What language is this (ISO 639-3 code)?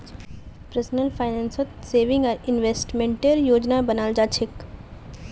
mag